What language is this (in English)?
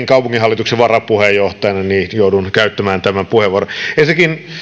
Finnish